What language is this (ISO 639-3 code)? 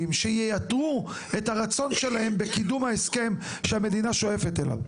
heb